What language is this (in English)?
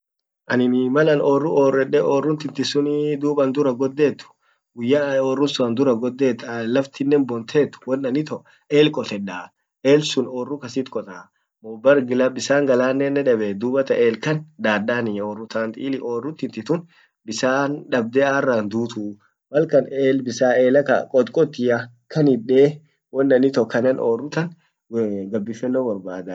Orma